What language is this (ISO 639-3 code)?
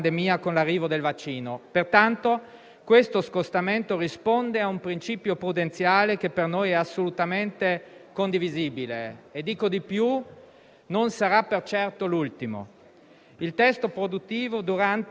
ita